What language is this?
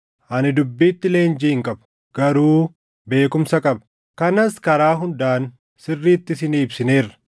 Oromo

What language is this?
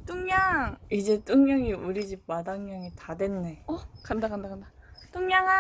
Korean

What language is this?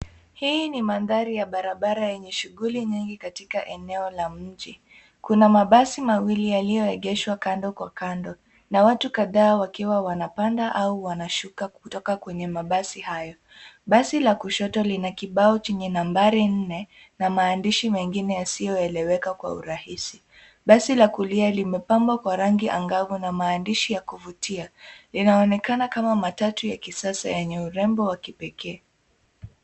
Swahili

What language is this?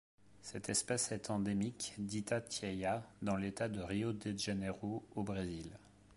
French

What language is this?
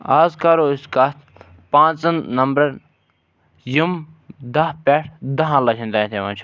Kashmiri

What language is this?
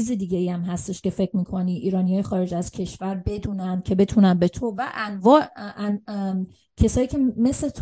Persian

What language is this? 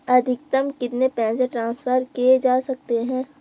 Hindi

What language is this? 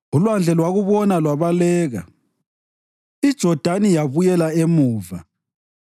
North Ndebele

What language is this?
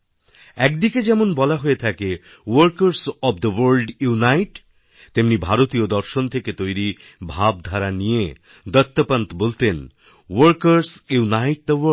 Bangla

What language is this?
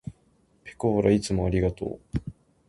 Japanese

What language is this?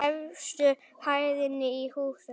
Icelandic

